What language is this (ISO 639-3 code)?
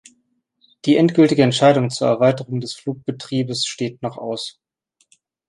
deu